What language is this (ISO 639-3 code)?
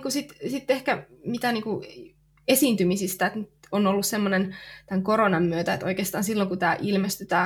fin